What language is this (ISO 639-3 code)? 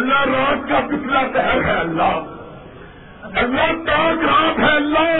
urd